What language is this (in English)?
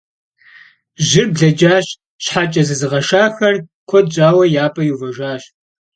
Kabardian